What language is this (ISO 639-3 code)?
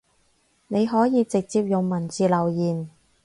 yue